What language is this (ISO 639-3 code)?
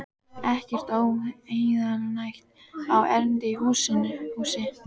isl